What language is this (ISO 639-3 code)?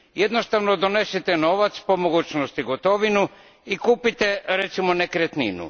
hrv